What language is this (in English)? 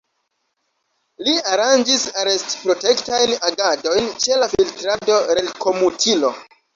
Esperanto